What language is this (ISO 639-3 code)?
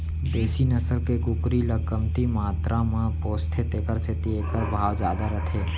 hne